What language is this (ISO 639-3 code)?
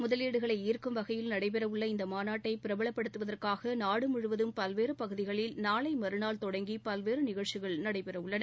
tam